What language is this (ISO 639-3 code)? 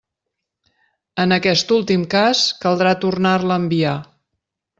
cat